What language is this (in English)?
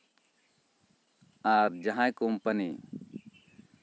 Santali